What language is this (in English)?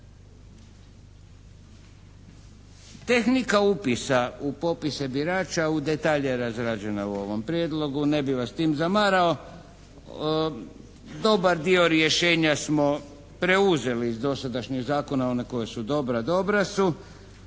Croatian